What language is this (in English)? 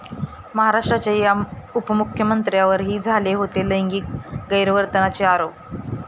Marathi